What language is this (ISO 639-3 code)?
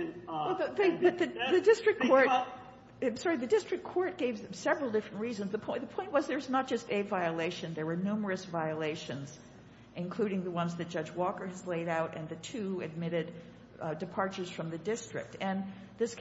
eng